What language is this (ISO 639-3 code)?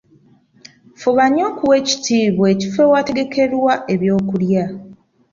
lug